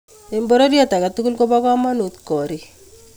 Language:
Kalenjin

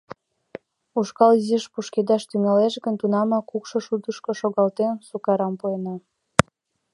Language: Mari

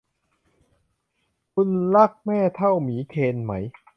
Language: Thai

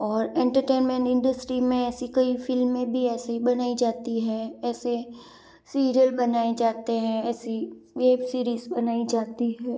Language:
Hindi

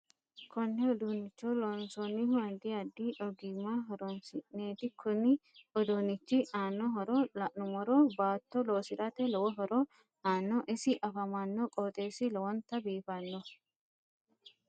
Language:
Sidamo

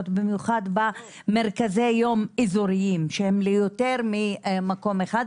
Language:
Hebrew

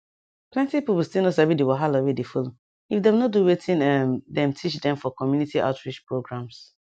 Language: Nigerian Pidgin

